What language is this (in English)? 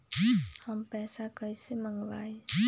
Magahi